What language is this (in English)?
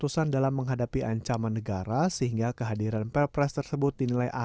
Indonesian